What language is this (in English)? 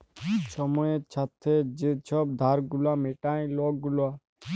Bangla